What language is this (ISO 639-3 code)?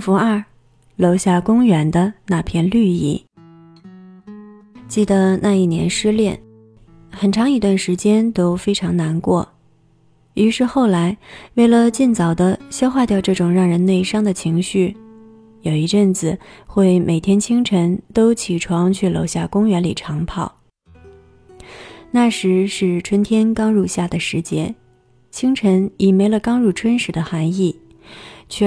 zho